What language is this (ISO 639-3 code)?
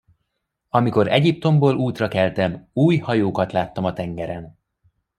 hun